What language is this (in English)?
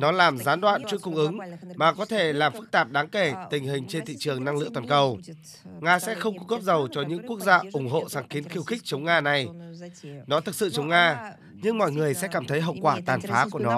Vietnamese